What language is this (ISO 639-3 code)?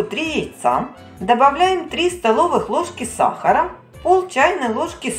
rus